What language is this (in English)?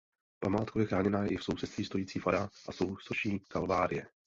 Czech